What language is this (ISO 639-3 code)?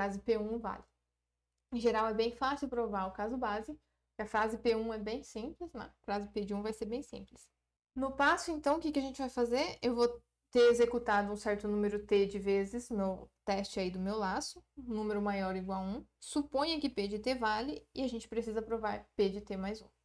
por